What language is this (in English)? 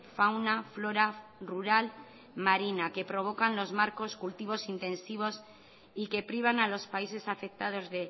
Spanish